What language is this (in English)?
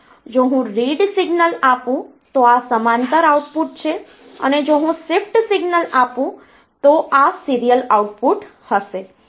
Gujarati